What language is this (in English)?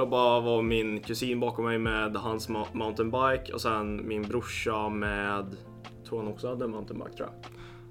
Swedish